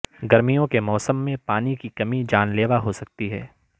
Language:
Urdu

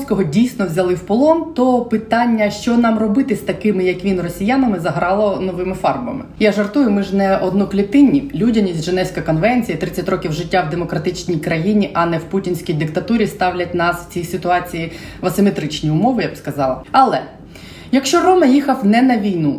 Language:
Ukrainian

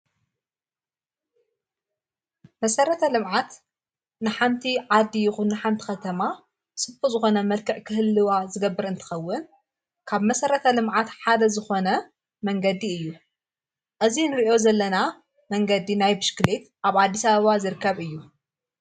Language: Tigrinya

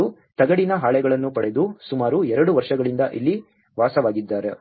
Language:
Kannada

